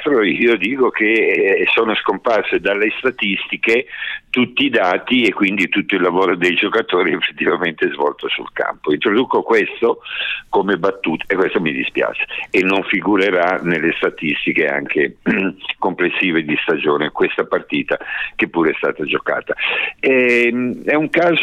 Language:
Italian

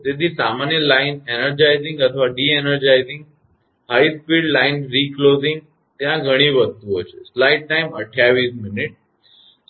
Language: Gujarati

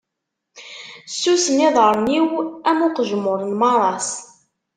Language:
Kabyle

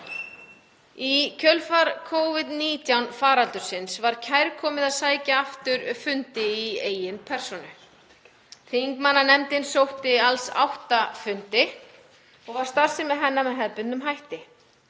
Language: Icelandic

